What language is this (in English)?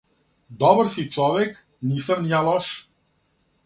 Serbian